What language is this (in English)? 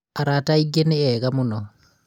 Kikuyu